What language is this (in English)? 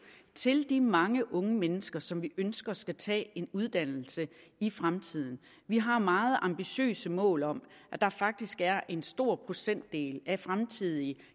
Danish